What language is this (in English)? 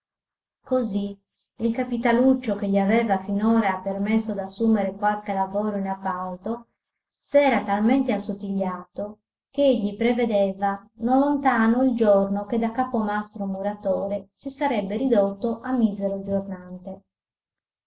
Italian